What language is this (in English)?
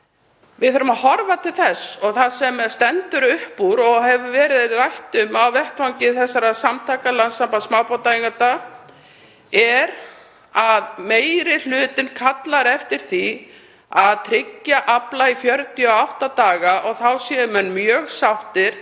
Icelandic